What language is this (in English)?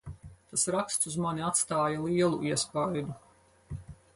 Latvian